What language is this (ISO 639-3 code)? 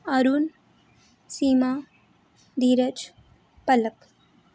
doi